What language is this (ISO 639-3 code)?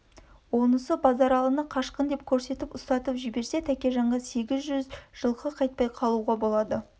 kaz